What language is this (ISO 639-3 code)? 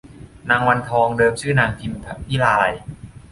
tha